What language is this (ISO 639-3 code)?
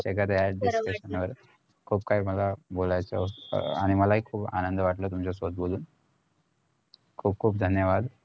mar